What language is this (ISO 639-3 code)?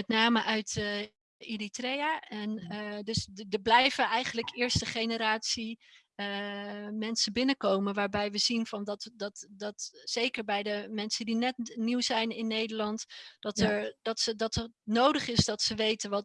nld